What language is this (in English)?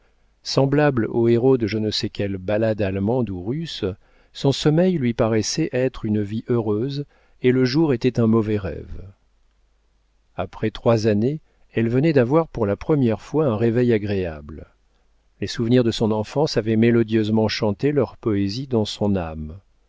French